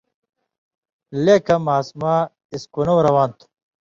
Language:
Indus Kohistani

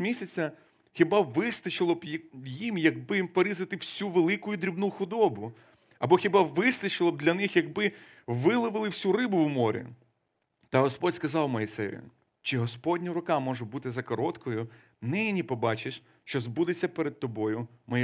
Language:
Ukrainian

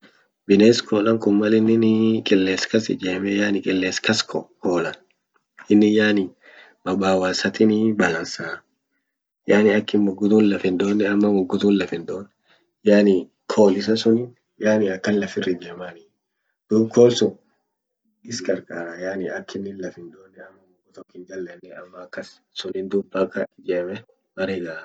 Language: Orma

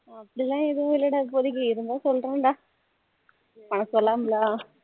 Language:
Tamil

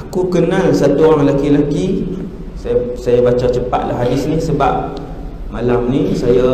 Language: Malay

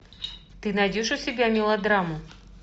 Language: Russian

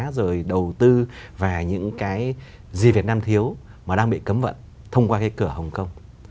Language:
Vietnamese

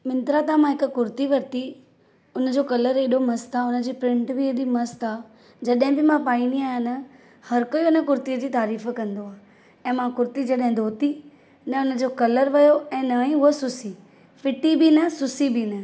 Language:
Sindhi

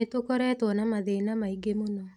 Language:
Kikuyu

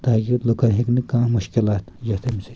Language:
Kashmiri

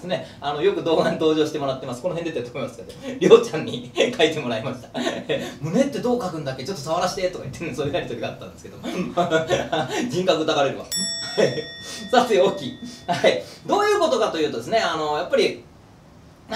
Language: Japanese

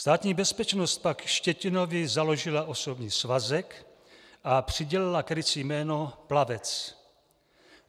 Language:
Czech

